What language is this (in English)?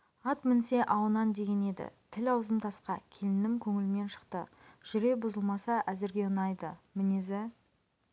Kazakh